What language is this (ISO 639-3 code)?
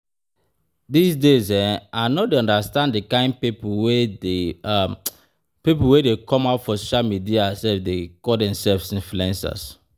pcm